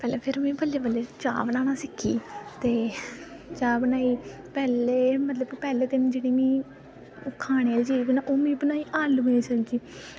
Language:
Dogri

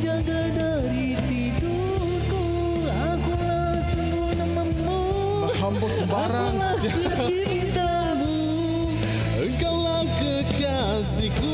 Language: Malay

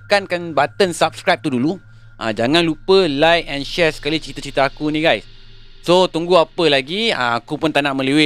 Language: Malay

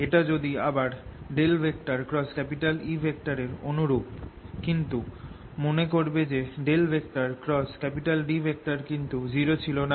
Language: Bangla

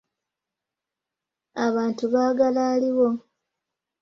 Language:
Ganda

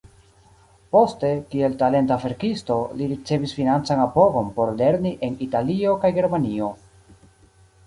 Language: Esperanto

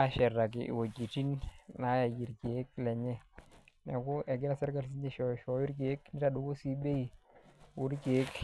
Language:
Masai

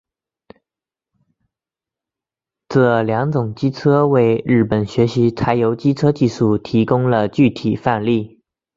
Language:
Chinese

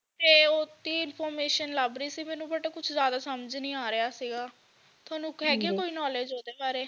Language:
Punjabi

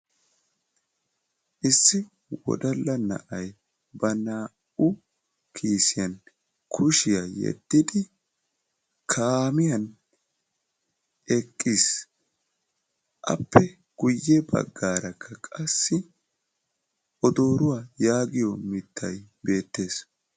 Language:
Wolaytta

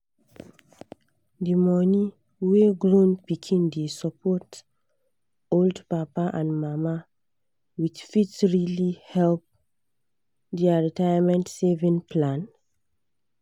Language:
Nigerian Pidgin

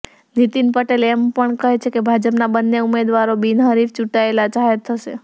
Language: Gujarati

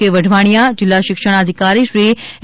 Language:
Gujarati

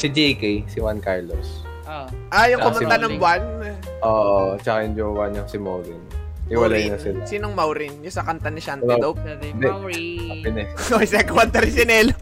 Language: Filipino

